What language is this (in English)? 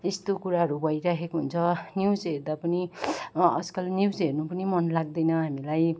Nepali